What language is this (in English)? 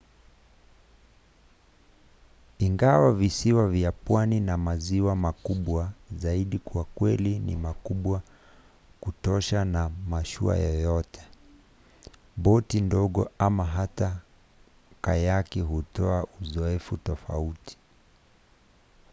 Swahili